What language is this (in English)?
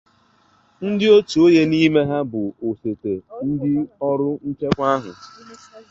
Igbo